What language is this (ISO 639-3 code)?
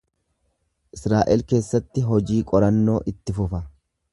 orm